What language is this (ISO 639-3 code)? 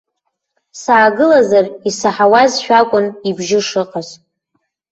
abk